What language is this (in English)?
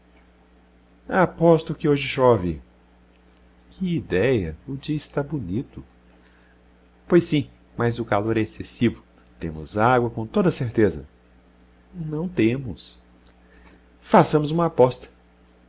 Portuguese